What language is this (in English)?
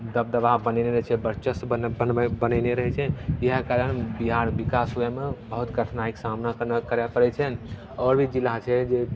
Maithili